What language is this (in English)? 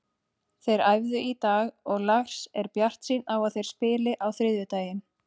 Icelandic